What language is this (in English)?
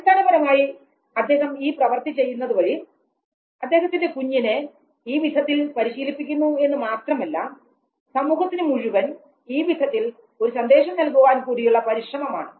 Malayalam